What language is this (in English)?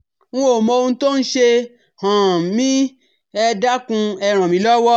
Yoruba